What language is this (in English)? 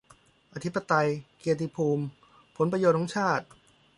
Thai